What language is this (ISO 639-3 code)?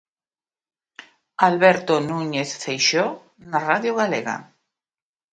glg